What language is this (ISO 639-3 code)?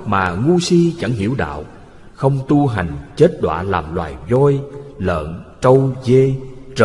vie